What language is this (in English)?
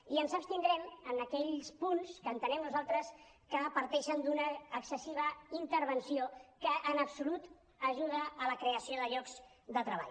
Catalan